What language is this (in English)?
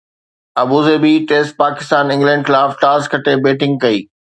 Sindhi